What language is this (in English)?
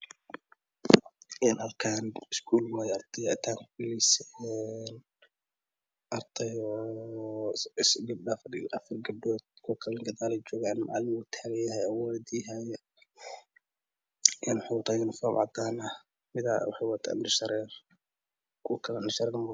Somali